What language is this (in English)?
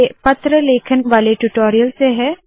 Hindi